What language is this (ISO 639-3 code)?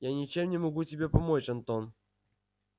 rus